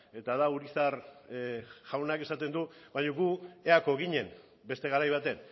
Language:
Basque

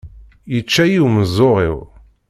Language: Kabyle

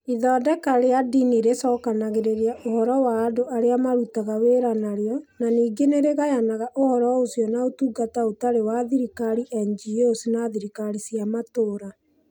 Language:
Kikuyu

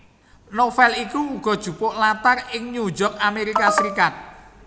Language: Javanese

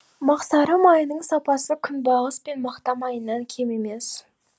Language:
Kazakh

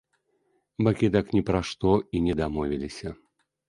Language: Belarusian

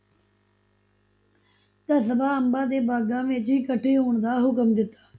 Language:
Punjabi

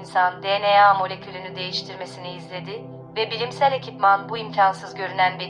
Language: Turkish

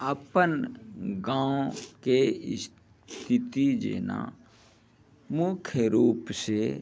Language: Maithili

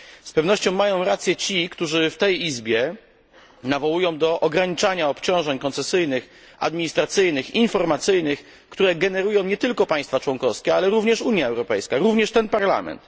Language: Polish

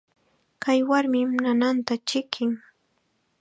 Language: Chiquián Ancash Quechua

